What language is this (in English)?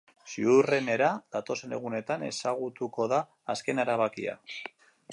Basque